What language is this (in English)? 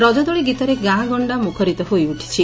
Odia